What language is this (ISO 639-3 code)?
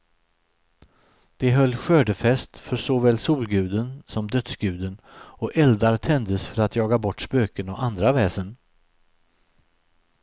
swe